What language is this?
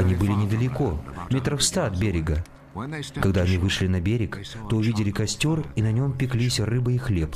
Russian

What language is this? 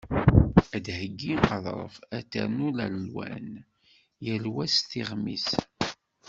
Kabyle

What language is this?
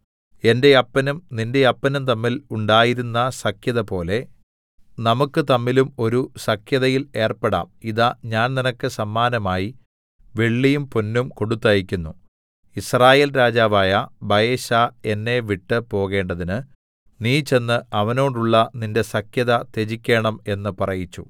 Malayalam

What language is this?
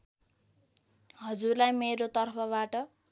Nepali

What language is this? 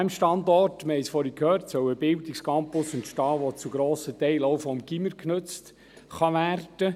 Swiss German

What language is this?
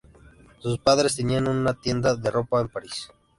Spanish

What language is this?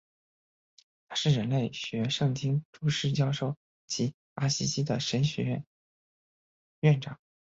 Chinese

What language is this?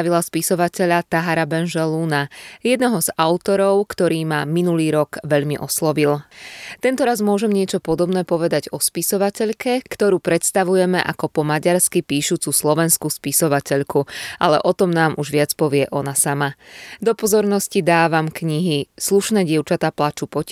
Slovak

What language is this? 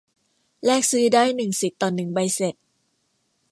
Thai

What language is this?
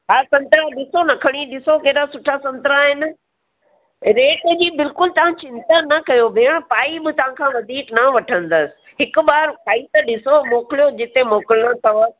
Sindhi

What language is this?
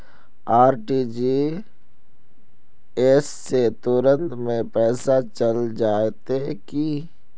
Magahi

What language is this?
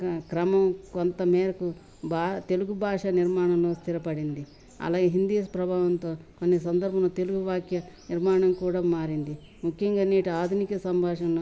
Telugu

